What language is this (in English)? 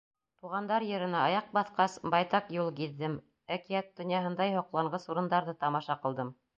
Bashkir